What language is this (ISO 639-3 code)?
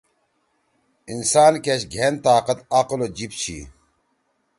trw